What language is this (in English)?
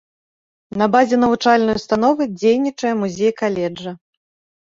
Belarusian